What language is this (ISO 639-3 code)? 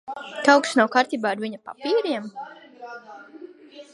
lav